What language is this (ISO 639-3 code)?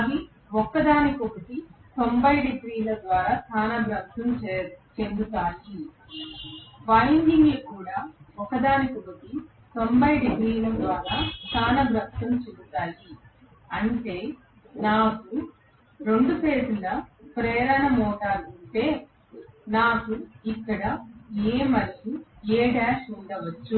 tel